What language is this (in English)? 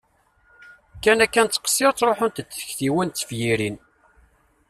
Kabyle